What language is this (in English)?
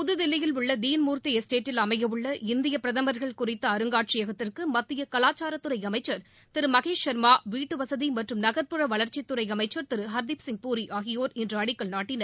Tamil